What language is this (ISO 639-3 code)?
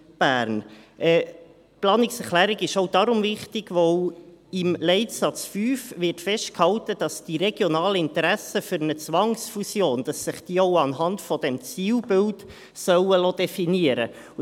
gsw